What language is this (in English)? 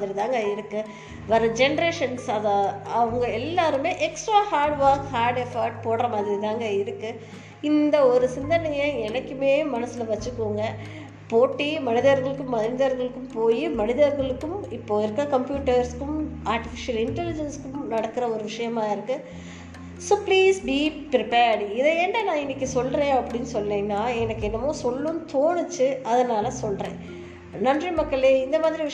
Tamil